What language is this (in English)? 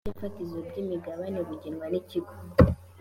Kinyarwanda